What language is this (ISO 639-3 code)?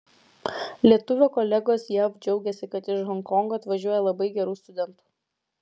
lit